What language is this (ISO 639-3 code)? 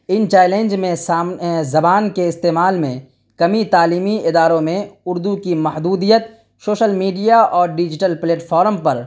urd